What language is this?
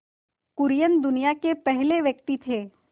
Hindi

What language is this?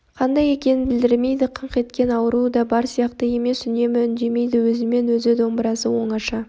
Kazakh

